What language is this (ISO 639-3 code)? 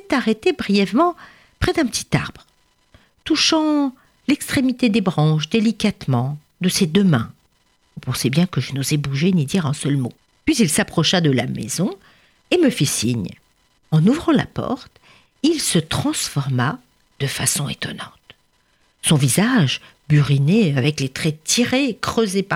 fra